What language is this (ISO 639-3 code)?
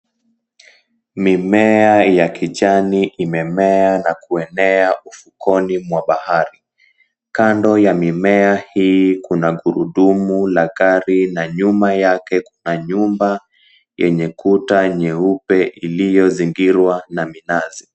swa